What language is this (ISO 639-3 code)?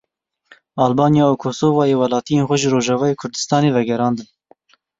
kur